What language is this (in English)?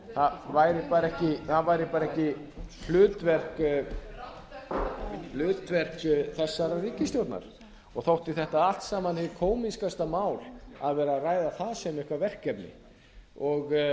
Icelandic